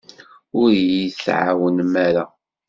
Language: Kabyle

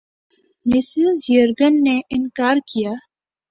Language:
Urdu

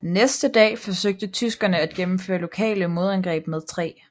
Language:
Danish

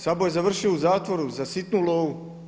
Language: Croatian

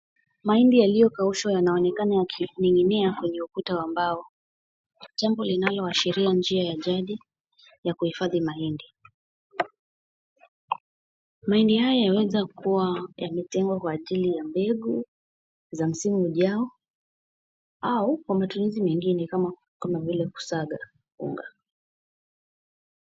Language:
Swahili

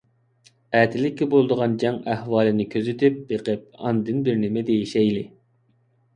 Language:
Uyghur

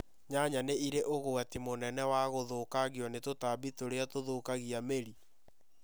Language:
Kikuyu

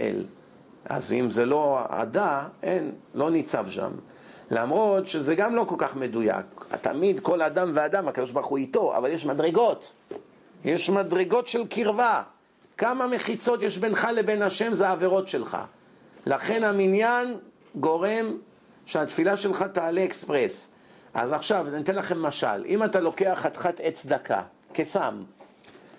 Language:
Hebrew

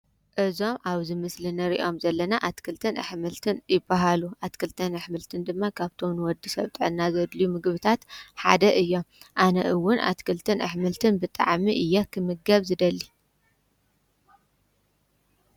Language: Tigrinya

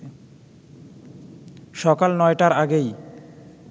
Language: Bangla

